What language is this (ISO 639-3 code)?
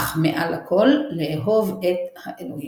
heb